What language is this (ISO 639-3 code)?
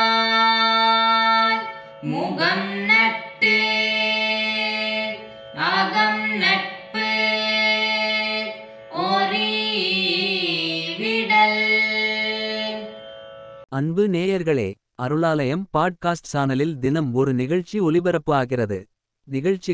tam